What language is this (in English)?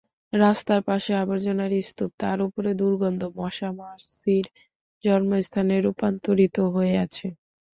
Bangla